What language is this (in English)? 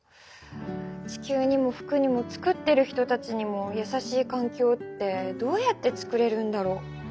Japanese